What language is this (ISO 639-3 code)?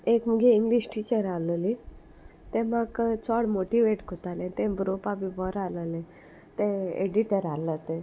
kok